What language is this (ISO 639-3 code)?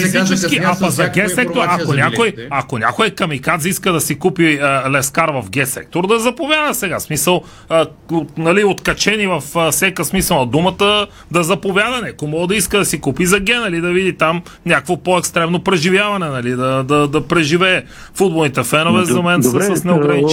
bul